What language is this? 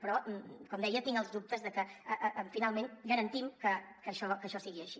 Catalan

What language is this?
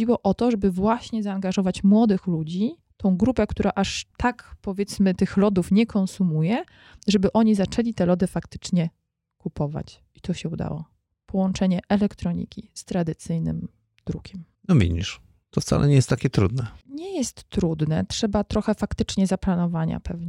Polish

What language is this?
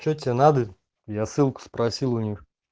Russian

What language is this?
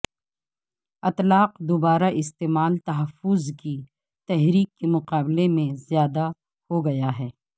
Urdu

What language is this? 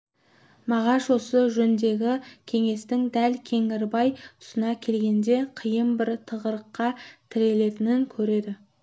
Kazakh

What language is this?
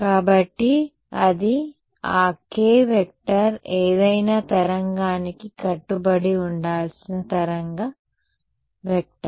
Telugu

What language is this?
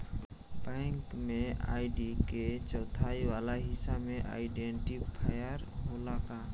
Bhojpuri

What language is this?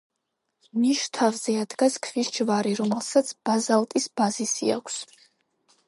Georgian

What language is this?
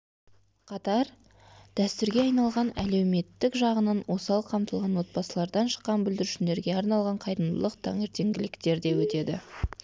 Kazakh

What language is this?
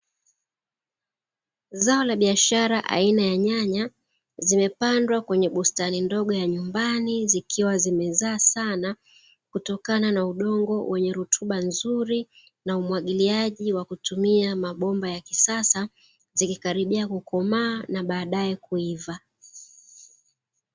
Swahili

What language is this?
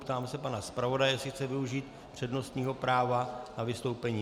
Czech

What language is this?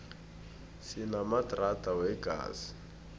South Ndebele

